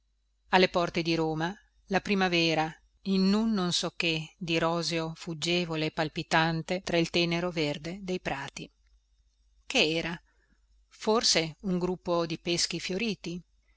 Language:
Italian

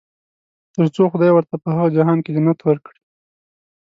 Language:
Pashto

